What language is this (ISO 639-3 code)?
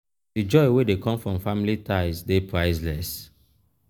pcm